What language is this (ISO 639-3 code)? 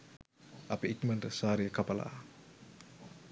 sin